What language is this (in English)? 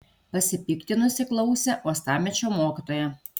Lithuanian